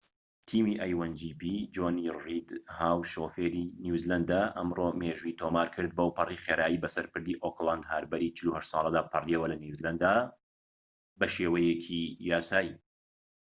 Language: Central Kurdish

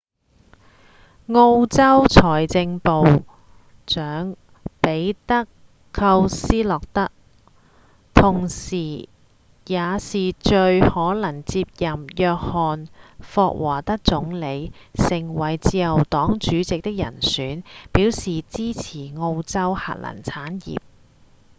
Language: Cantonese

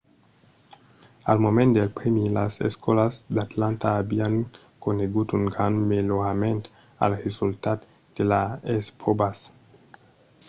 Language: Occitan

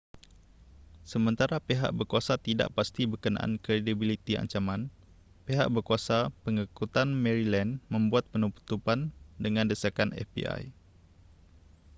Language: Malay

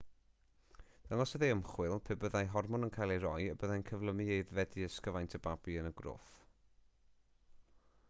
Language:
Welsh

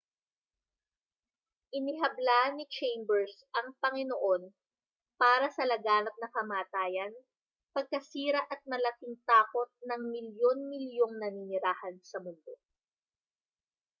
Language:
Filipino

